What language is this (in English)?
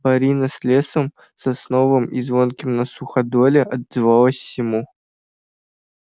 Russian